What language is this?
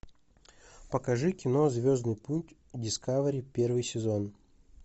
Russian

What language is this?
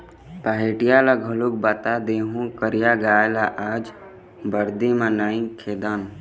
Chhattisgarhi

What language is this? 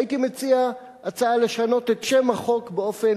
Hebrew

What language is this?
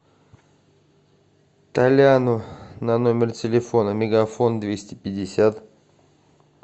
Russian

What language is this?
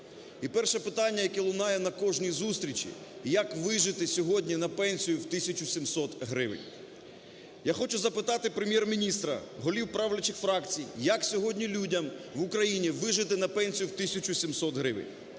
Ukrainian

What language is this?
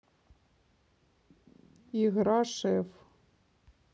Russian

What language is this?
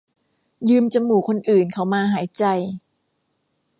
Thai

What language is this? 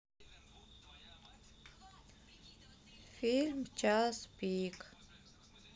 Russian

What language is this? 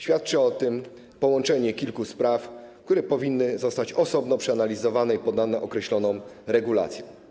Polish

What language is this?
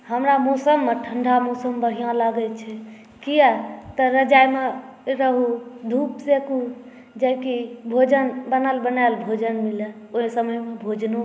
Maithili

